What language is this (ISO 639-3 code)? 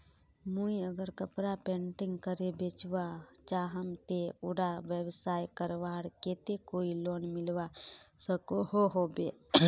mag